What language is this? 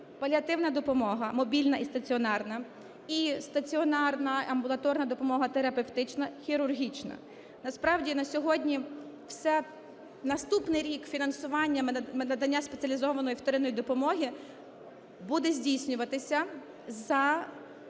Ukrainian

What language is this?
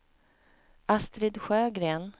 Swedish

